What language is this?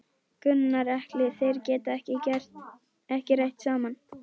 Icelandic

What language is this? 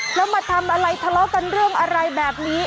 Thai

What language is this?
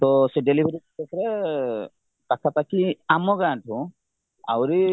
Odia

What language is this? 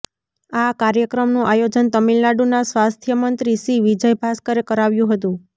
Gujarati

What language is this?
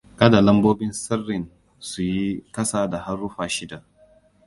Hausa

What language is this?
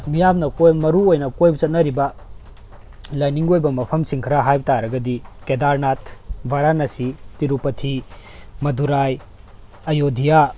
Manipuri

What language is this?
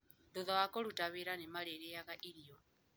Kikuyu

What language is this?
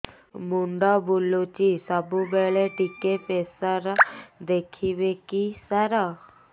Odia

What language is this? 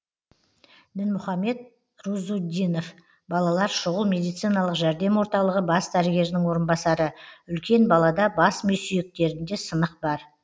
Kazakh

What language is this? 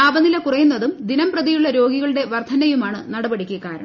Malayalam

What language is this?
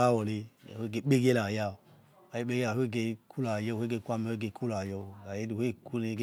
Yekhee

